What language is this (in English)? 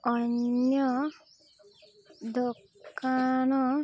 Odia